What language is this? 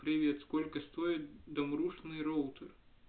Russian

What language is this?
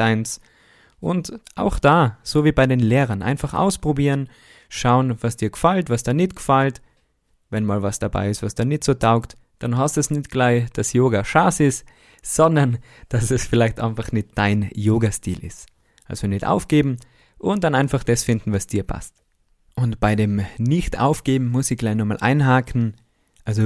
German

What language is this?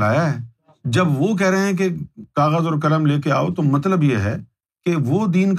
Urdu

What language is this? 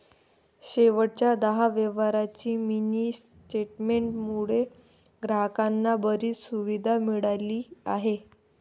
Marathi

